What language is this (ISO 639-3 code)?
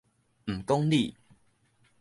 nan